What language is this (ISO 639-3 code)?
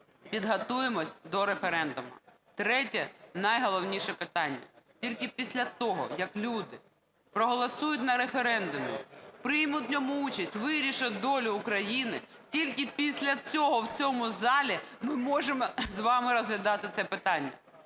ukr